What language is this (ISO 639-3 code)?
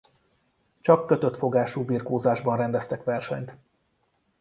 hun